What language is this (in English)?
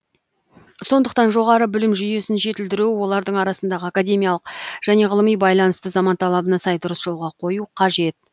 Kazakh